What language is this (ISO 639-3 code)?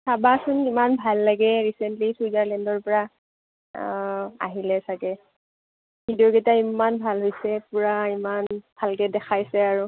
asm